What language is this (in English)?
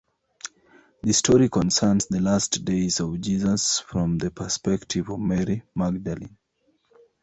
English